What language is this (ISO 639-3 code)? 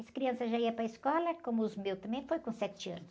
por